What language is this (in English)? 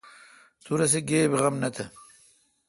Kalkoti